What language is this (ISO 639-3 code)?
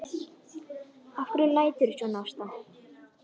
isl